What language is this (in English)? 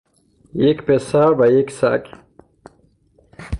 Persian